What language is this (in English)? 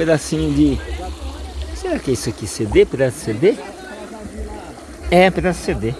Portuguese